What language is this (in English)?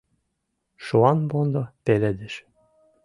Mari